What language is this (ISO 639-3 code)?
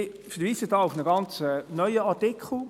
gsw